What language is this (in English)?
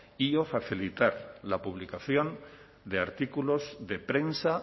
Spanish